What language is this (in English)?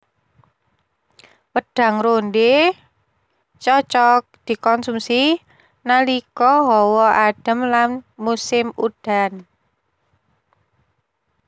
Javanese